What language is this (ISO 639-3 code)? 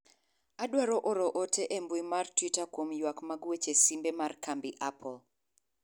luo